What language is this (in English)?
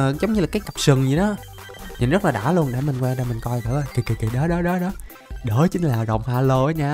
Vietnamese